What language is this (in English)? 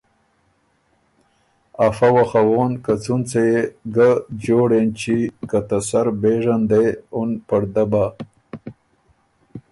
Ormuri